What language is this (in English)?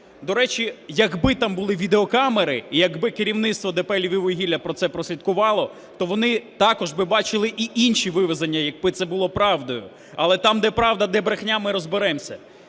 Ukrainian